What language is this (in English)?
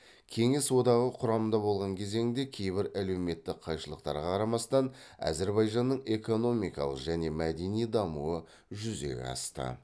Kazakh